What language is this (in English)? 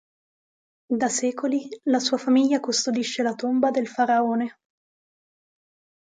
Italian